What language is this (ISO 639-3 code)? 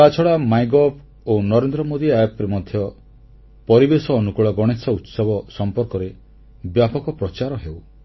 ori